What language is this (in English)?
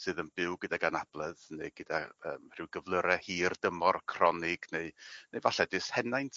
Welsh